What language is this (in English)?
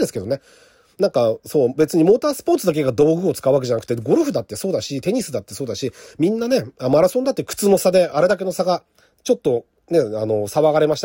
Japanese